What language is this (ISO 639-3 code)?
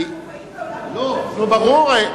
heb